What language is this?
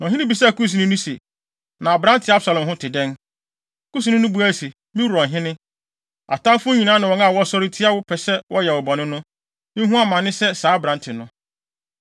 Akan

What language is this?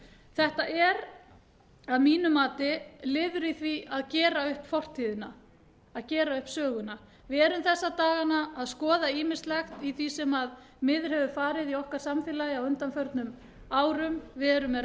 Icelandic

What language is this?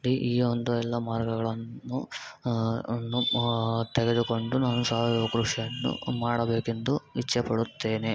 Kannada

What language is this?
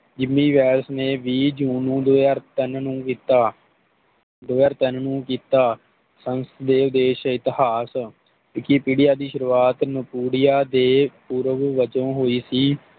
Punjabi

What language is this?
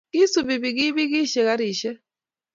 Kalenjin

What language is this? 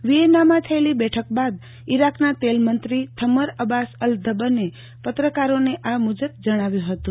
Gujarati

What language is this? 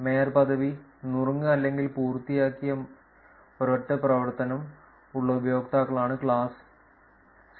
Malayalam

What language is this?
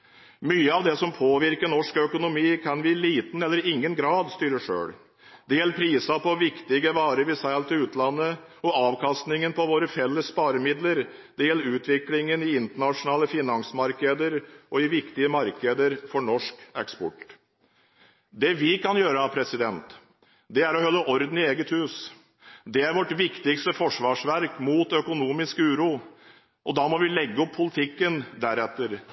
Norwegian Bokmål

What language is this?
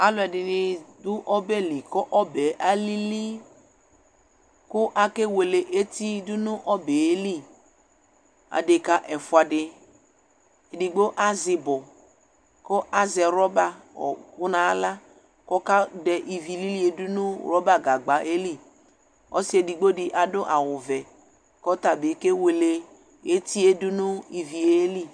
Ikposo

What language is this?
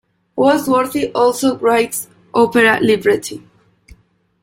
English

